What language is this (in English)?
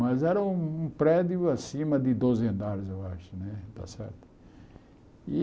Portuguese